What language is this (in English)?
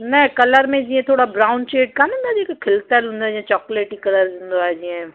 Sindhi